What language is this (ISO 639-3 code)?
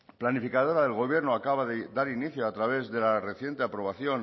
spa